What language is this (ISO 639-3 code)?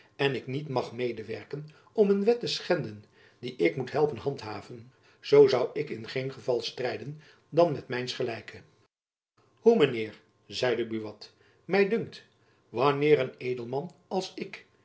nld